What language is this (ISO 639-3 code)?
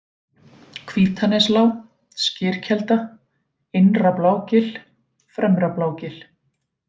isl